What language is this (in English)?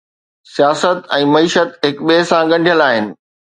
Sindhi